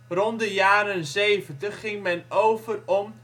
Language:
Dutch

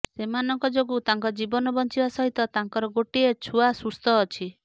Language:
Odia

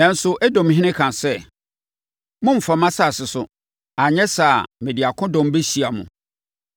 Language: Akan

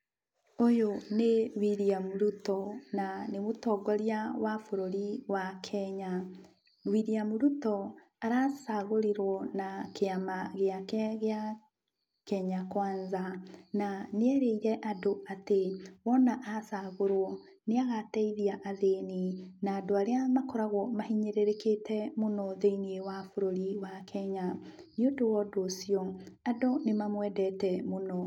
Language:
Kikuyu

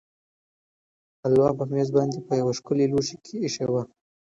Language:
Pashto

